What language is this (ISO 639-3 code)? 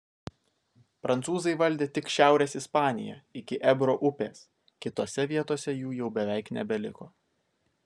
lit